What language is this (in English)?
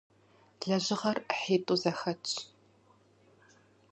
Kabardian